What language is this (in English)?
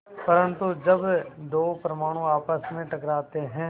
Hindi